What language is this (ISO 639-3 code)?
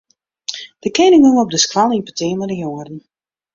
fry